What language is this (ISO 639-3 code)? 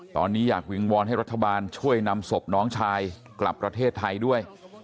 tha